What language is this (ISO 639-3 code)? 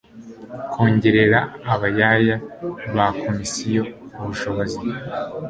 kin